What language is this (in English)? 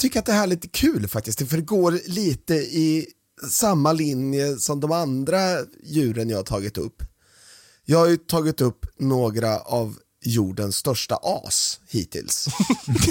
Swedish